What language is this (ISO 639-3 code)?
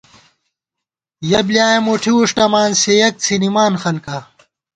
gwt